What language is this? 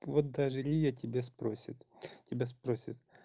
Russian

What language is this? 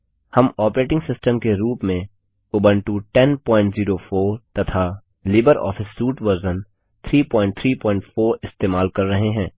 Hindi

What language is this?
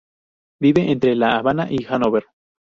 Spanish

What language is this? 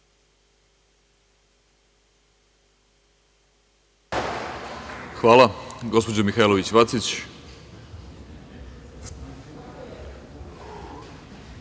Serbian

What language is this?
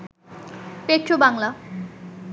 Bangla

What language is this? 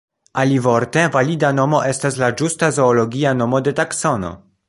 Esperanto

